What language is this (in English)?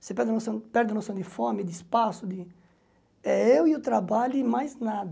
Portuguese